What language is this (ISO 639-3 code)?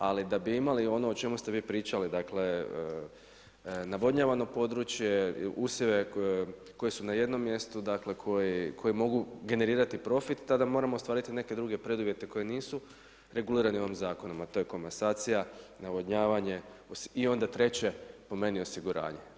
hrv